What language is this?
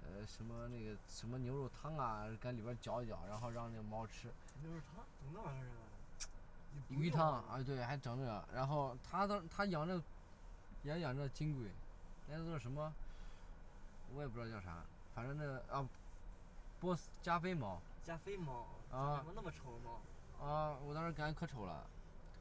Chinese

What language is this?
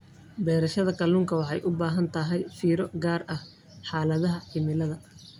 Somali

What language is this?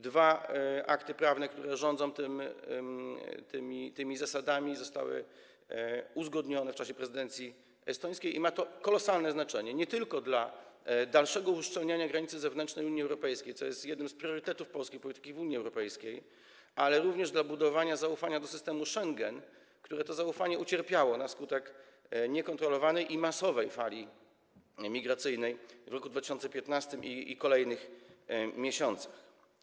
Polish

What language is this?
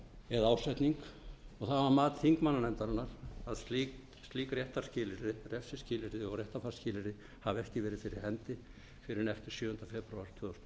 Icelandic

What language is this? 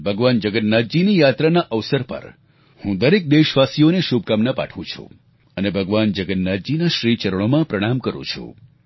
Gujarati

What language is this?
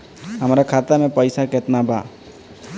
Bhojpuri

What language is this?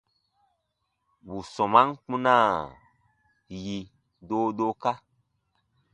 Baatonum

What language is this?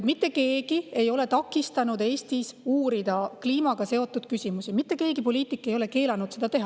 Estonian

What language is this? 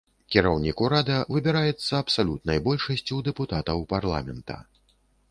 Belarusian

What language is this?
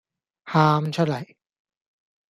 Cantonese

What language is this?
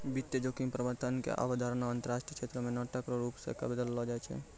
Maithili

